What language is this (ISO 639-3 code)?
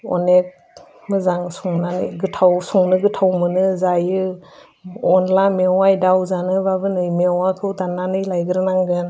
brx